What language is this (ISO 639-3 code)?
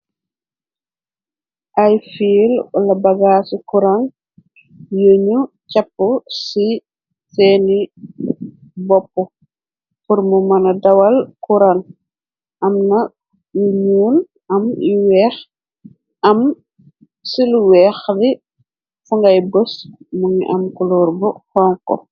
wol